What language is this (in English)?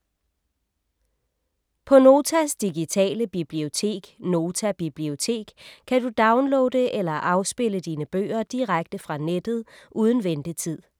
Danish